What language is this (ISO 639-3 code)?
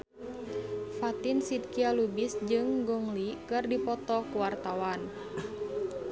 sun